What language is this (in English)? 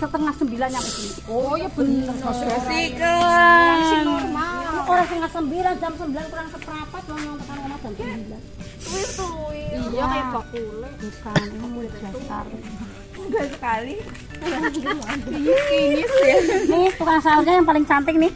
Indonesian